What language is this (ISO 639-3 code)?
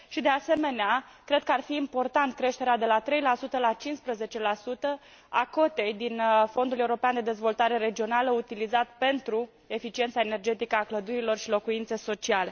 ron